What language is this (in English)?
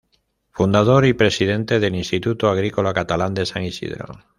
Spanish